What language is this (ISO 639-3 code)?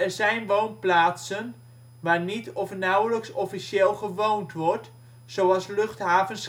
nld